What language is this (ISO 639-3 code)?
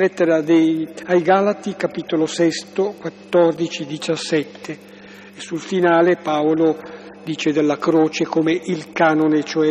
ita